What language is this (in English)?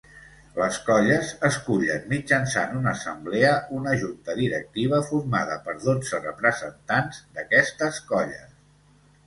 Catalan